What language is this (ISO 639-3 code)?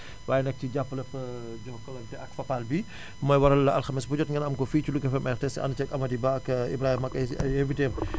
wol